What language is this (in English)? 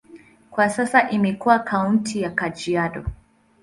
Swahili